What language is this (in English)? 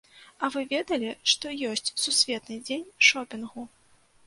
Belarusian